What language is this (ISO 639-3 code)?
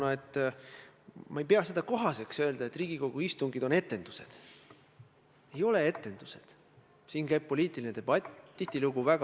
est